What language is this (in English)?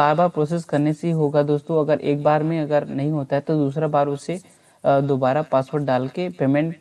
Hindi